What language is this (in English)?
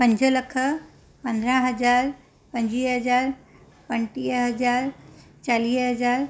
Sindhi